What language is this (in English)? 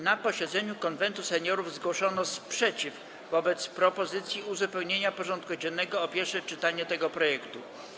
Polish